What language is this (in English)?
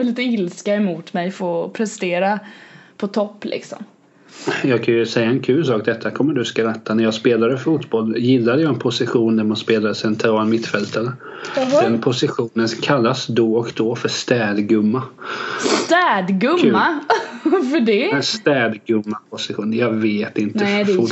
Swedish